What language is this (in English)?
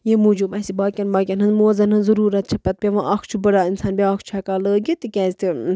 Kashmiri